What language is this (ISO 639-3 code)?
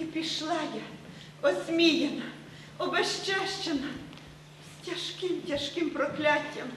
ukr